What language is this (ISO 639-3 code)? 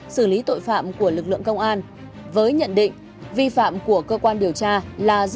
vie